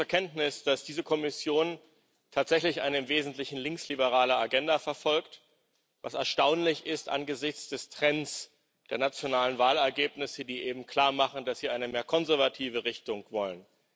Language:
German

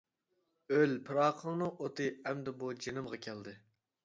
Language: Uyghur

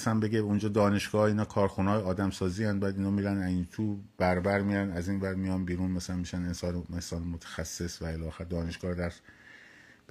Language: Persian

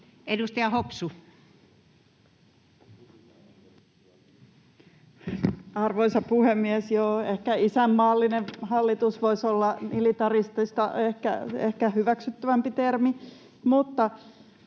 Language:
Finnish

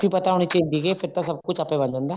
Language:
Punjabi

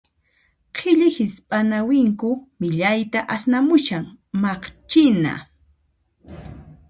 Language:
Puno Quechua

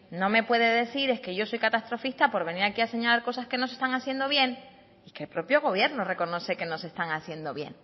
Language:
Spanish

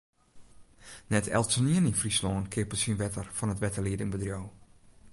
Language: Western Frisian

